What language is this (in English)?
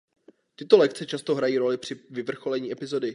Czech